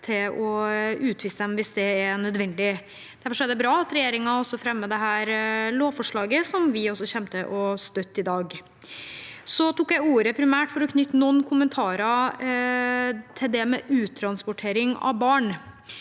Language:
Norwegian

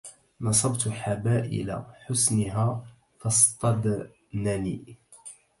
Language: Arabic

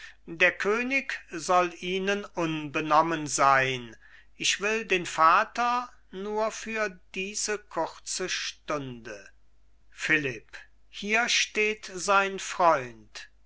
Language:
German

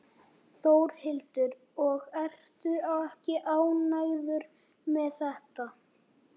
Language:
Icelandic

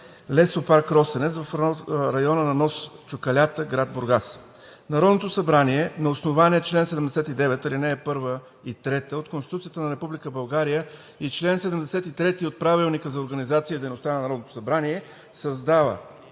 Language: Bulgarian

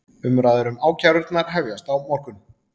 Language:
Icelandic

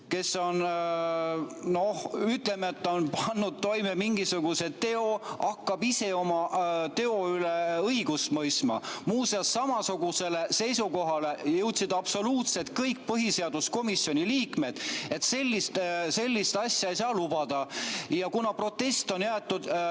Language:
Estonian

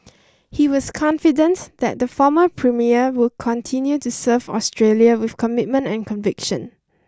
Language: English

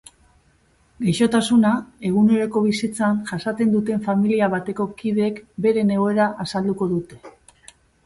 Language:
Basque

